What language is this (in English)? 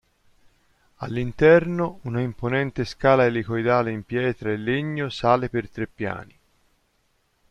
Italian